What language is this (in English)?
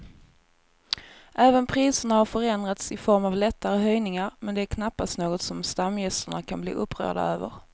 Swedish